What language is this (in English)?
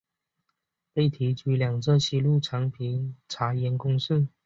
Chinese